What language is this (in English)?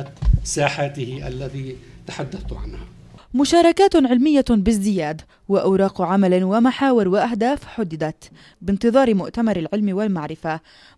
Arabic